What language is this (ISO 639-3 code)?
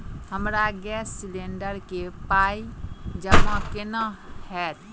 mai